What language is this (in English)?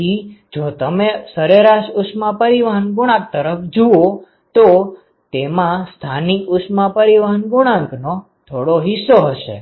Gujarati